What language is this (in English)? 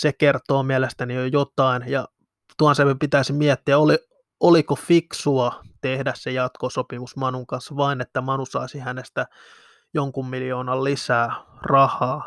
Finnish